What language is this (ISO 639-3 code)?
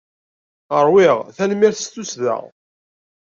kab